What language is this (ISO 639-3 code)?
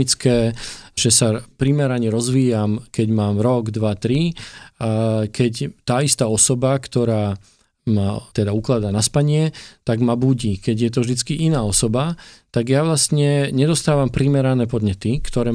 slk